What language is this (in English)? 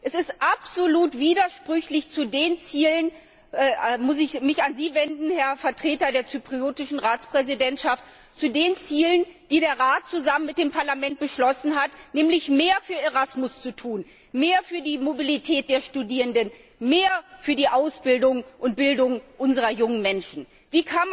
German